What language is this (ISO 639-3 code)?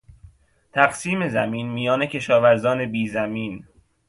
fas